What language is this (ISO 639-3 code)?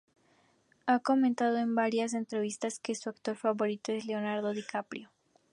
spa